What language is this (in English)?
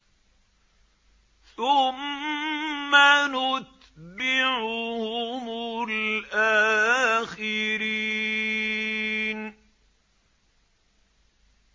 Arabic